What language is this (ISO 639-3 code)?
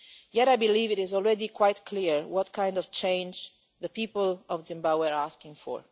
eng